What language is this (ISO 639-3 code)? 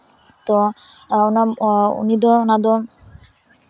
sat